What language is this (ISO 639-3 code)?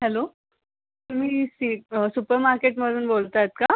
mar